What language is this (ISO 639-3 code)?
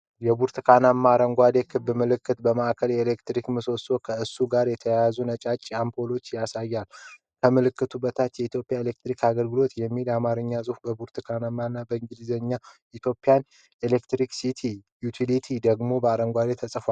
amh